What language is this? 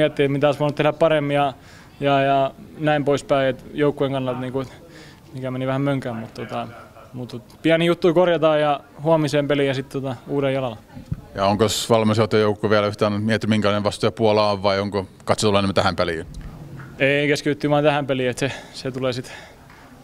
Finnish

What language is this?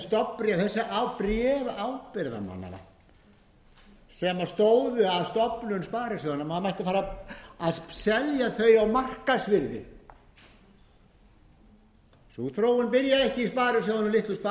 Icelandic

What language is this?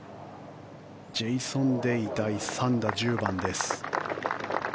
Japanese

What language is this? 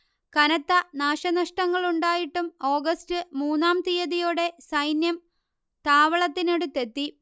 Malayalam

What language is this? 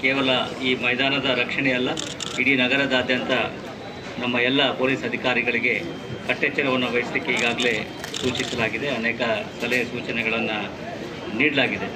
Kannada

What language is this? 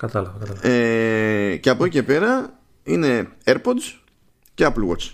Greek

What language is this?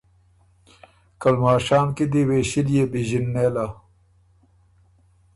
Ormuri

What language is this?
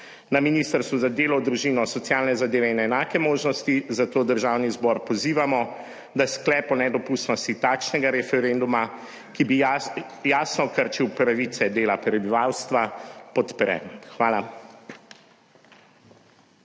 Slovenian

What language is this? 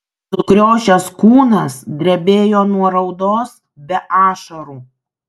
Lithuanian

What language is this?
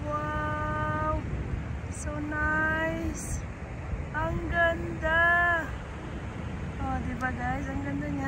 Filipino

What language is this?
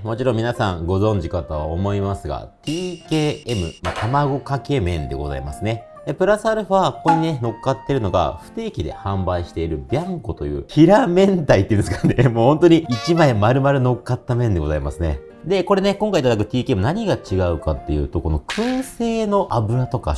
Japanese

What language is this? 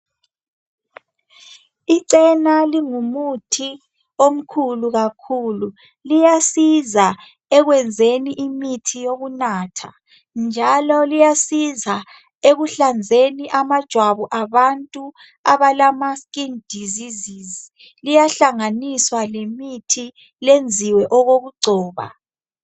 North Ndebele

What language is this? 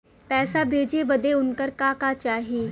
Bhojpuri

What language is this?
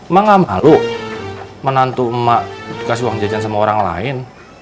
Indonesian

